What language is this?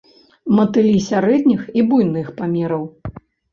Belarusian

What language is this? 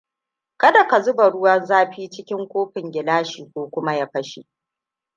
Hausa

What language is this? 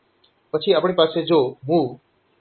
Gujarati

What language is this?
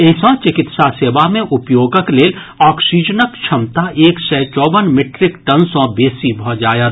Maithili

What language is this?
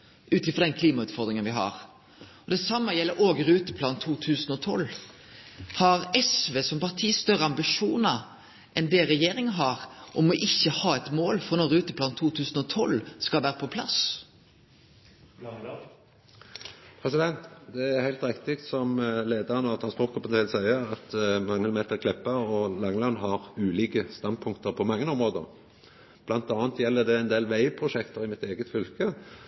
Norwegian Nynorsk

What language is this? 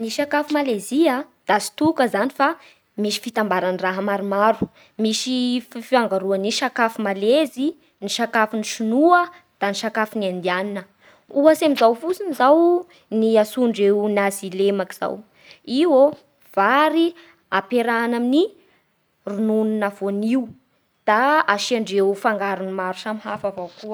Bara Malagasy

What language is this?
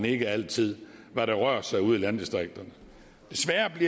Danish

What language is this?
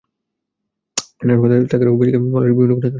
Bangla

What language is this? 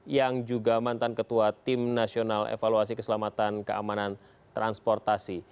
Indonesian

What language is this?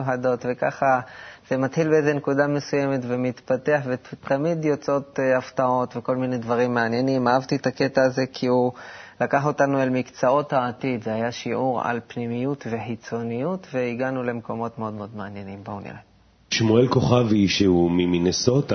Hebrew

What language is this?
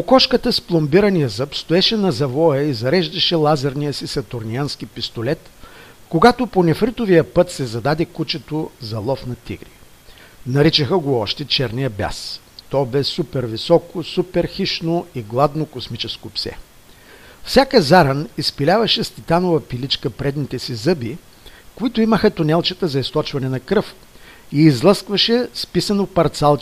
Bulgarian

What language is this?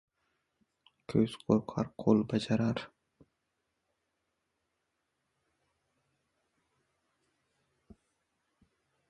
Uzbek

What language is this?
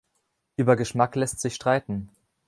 German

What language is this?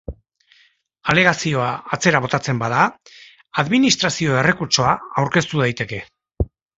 Basque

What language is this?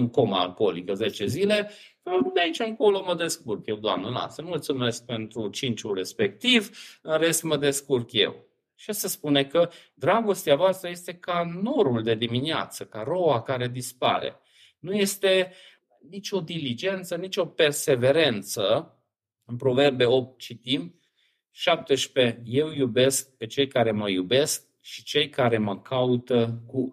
Romanian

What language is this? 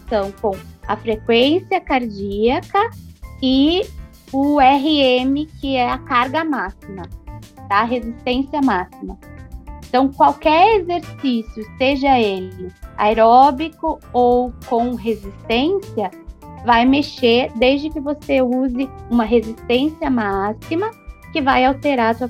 Portuguese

